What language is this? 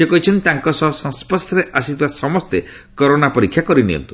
Odia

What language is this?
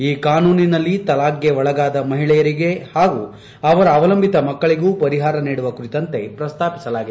Kannada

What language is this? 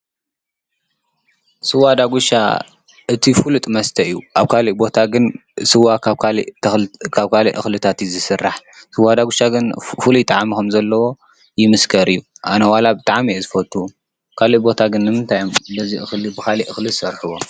Tigrinya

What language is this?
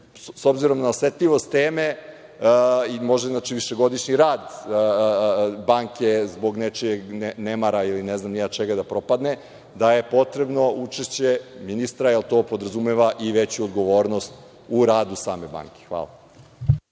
Serbian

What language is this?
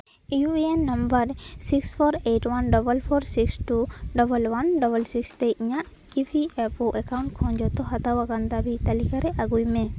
Santali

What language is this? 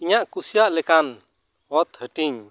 Santali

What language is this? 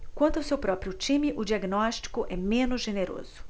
Portuguese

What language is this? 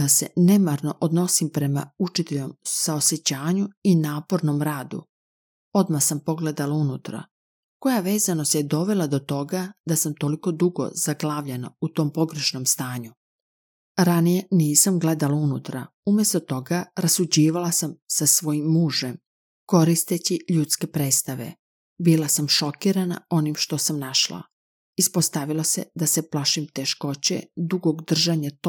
Croatian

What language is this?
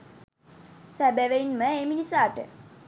Sinhala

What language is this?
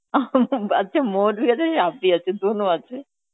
Bangla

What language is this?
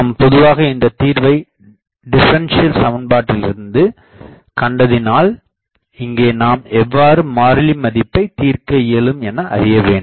Tamil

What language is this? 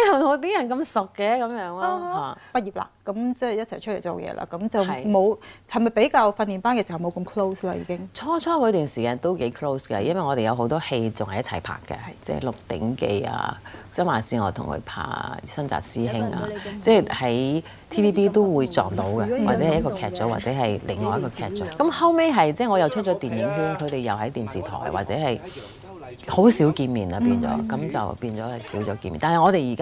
Chinese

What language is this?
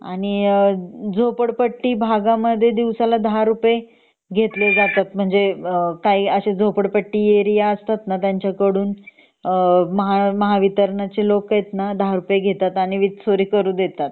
Marathi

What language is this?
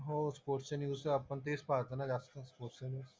Marathi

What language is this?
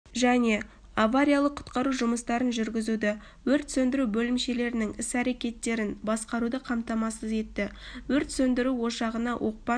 Kazakh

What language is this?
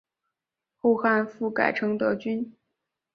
Chinese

